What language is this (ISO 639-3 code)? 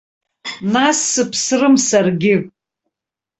abk